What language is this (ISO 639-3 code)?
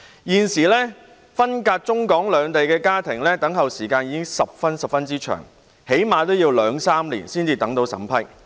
yue